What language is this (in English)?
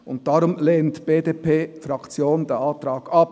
Swiss German